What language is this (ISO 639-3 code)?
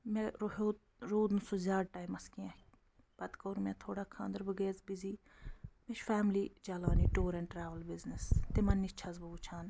kas